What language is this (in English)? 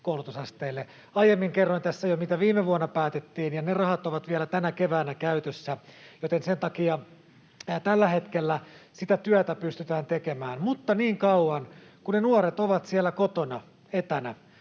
Finnish